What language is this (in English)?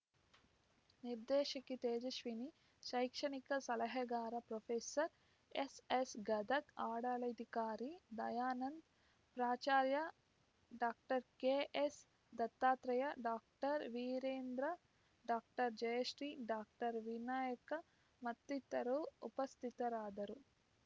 Kannada